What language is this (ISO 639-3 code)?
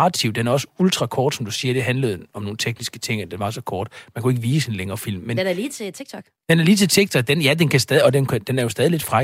dan